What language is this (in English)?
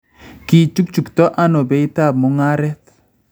Kalenjin